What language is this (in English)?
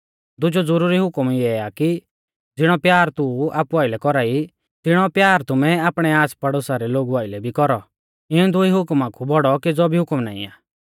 Mahasu Pahari